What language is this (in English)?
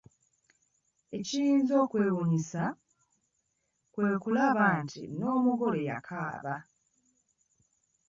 Ganda